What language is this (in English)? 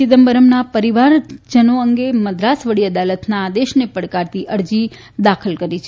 Gujarati